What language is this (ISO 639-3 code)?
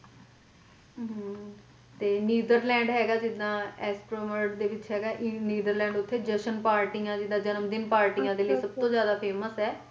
pan